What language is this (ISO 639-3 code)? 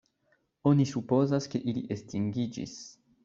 epo